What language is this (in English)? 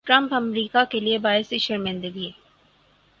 Urdu